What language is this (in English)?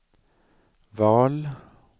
Swedish